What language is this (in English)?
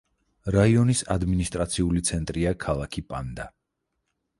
Georgian